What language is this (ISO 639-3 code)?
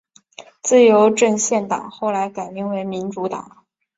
zho